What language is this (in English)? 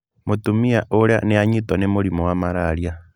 Kikuyu